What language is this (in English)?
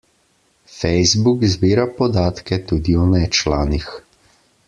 Slovenian